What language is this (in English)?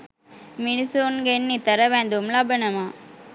Sinhala